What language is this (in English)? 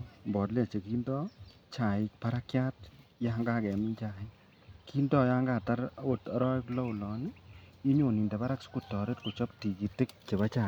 Kalenjin